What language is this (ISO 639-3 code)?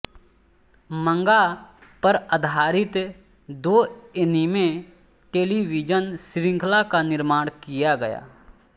hin